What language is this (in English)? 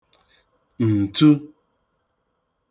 Igbo